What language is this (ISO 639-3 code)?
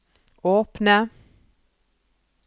nor